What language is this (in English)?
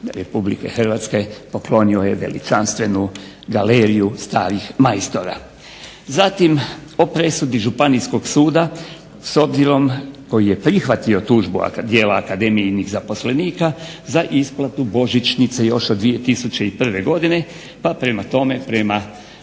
Croatian